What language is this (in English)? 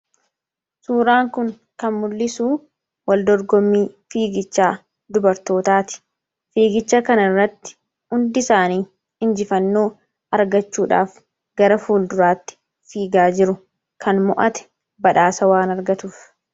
Oromo